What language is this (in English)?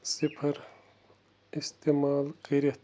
Kashmiri